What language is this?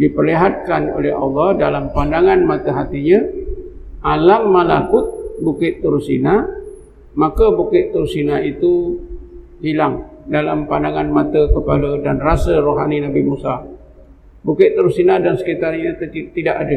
Malay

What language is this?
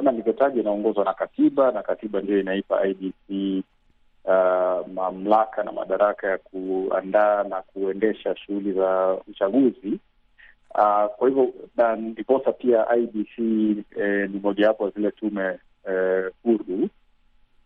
Swahili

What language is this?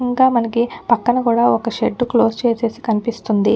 Telugu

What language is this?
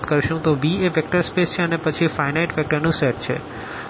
Gujarati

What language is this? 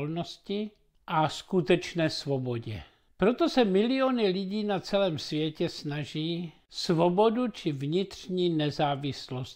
Czech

